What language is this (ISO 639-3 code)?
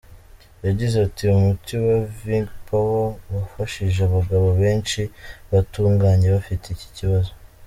kin